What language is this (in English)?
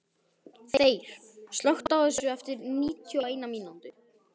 Icelandic